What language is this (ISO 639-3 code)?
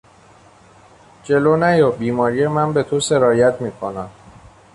fas